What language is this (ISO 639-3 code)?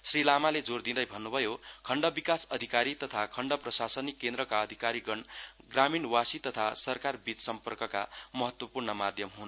nep